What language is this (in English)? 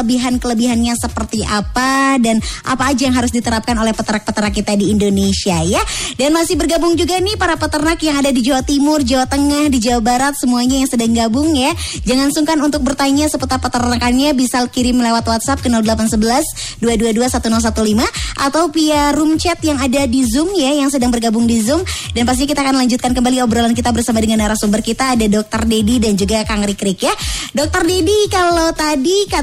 Indonesian